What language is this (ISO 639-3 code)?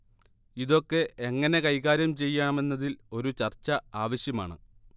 mal